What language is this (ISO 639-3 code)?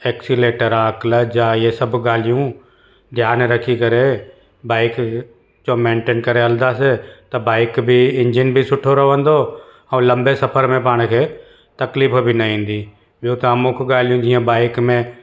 snd